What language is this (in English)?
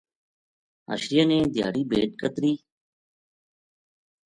Gujari